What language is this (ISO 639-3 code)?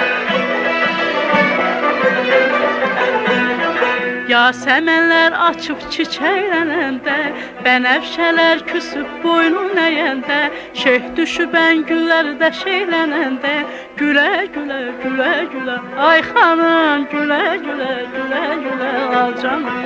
tur